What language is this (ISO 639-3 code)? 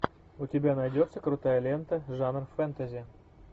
rus